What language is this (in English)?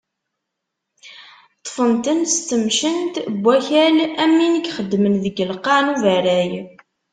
Kabyle